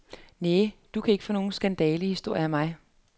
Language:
Danish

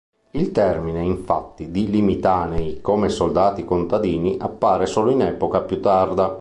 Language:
Italian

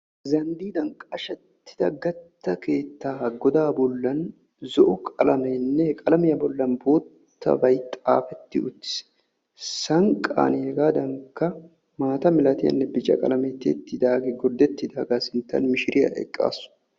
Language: Wolaytta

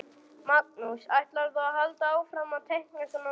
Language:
Icelandic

